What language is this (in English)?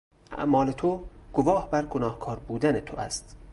Persian